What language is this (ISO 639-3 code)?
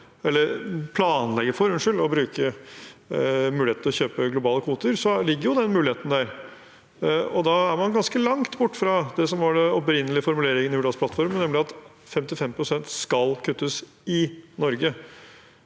nor